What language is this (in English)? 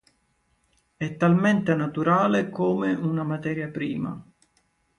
Italian